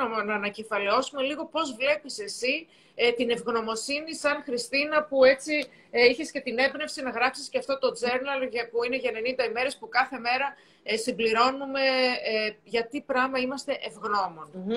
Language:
Greek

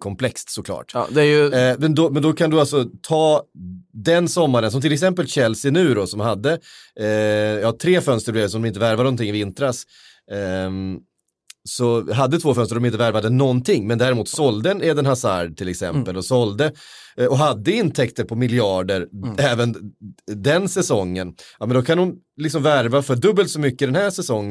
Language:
Swedish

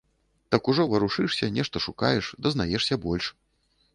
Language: Belarusian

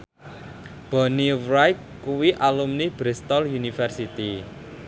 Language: Javanese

